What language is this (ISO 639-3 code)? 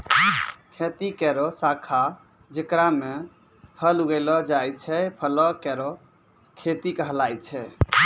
mai